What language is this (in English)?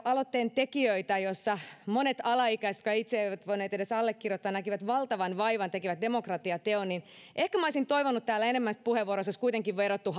Finnish